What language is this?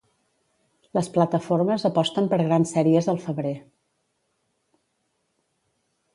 Catalan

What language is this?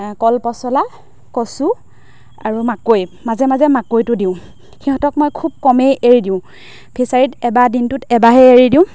Assamese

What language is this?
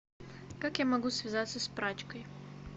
Russian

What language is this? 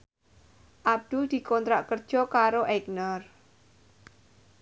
Javanese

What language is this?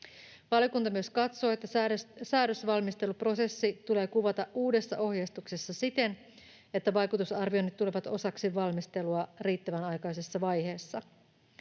Finnish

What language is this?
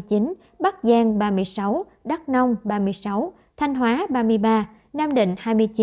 Vietnamese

